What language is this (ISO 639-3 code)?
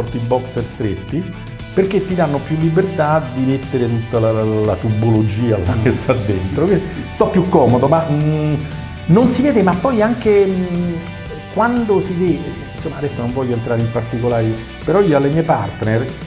ita